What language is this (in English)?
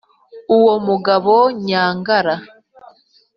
Kinyarwanda